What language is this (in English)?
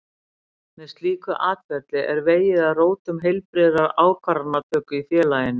Icelandic